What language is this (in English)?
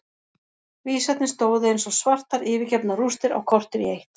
Icelandic